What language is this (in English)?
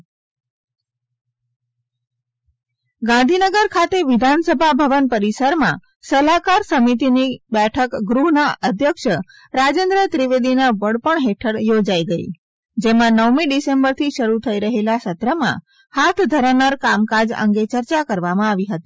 Gujarati